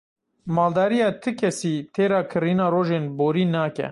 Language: Kurdish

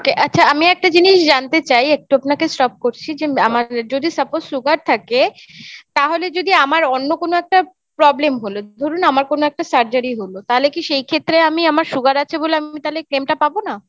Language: Bangla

